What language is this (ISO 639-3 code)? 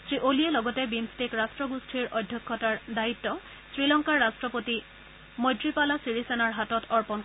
asm